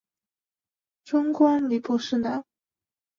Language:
Chinese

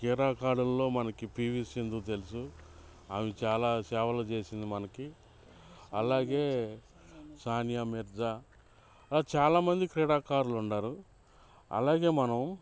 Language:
Telugu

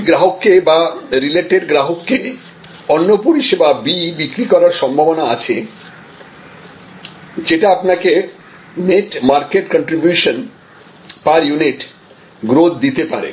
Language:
Bangla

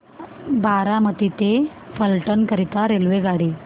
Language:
Marathi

